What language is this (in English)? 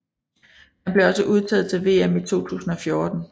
Danish